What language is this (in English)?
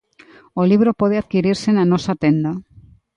Galician